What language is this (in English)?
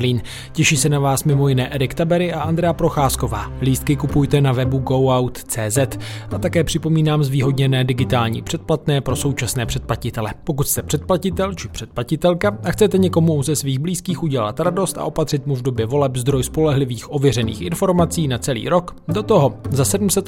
Czech